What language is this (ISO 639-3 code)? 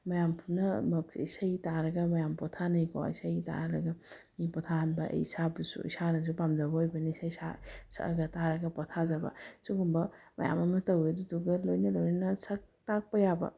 mni